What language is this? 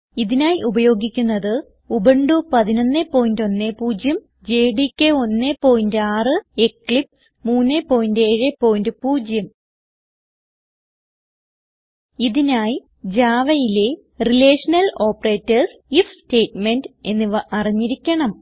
Malayalam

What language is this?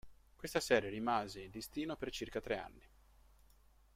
Italian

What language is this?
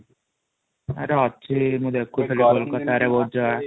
Odia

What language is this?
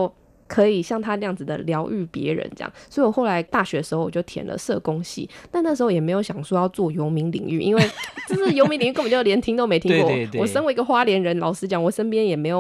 Chinese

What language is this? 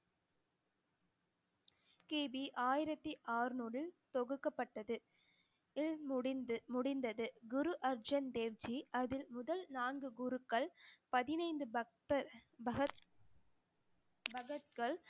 Tamil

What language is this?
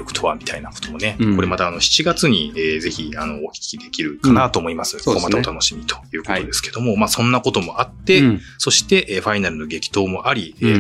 Japanese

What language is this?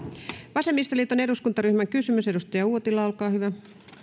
Finnish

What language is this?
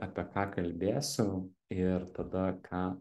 Lithuanian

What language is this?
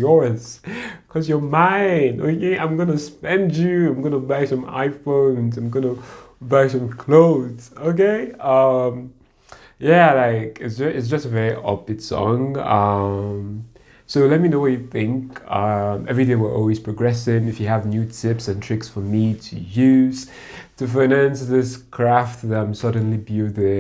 English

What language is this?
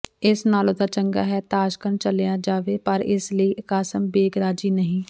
Punjabi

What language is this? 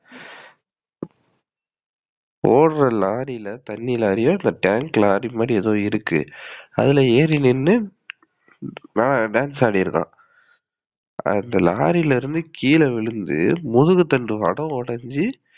Tamil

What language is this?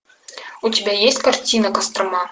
Russian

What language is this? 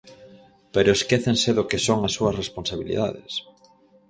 Galician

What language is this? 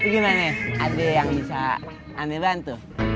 Indonesian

